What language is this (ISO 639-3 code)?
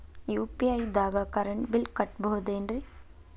kan